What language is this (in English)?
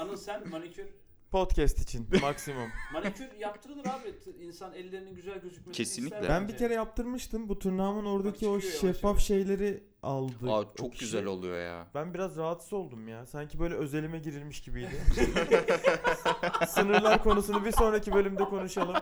Turkish